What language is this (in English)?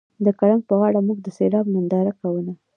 Pashto